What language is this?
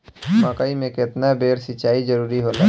Bhojpuri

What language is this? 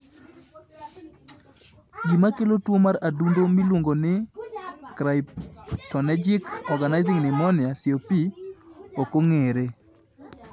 Luo (Kenya and Tanzania)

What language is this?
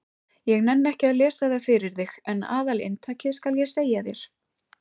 Icelandic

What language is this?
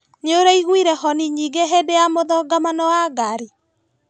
Kikuyu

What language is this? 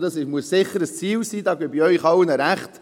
Swiss German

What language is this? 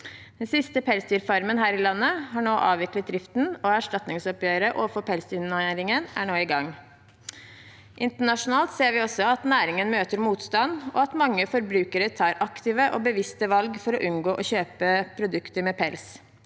Norwegian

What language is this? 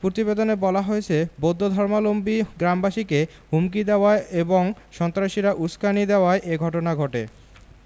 Bangla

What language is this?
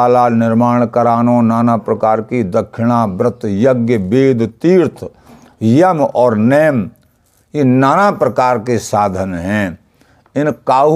Hindi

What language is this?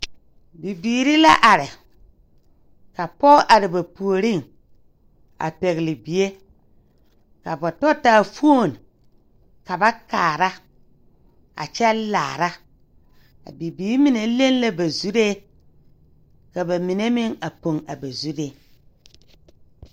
Southern Dagaare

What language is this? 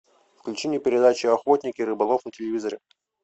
Russian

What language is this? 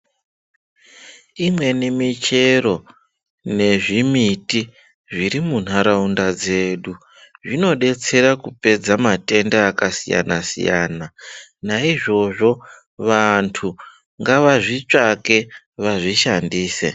Ndau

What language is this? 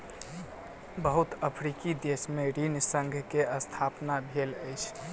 Maithili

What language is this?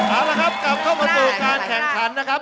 Thai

